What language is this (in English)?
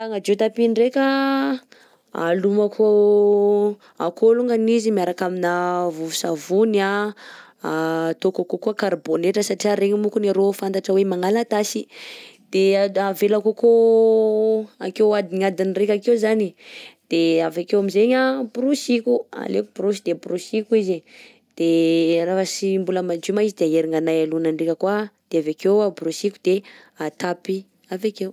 Southern Betsimisaraka Malagasy